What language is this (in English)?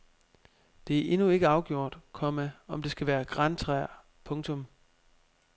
Danish